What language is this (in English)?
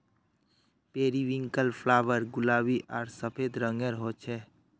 Magahi